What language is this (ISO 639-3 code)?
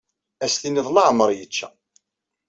kab